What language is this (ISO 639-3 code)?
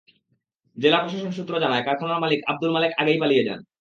ben